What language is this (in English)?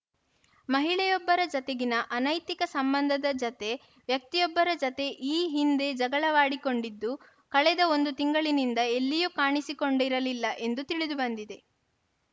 Kannada